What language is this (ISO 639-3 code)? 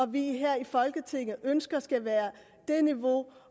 dan